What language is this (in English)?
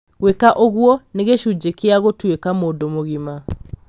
Kikuyu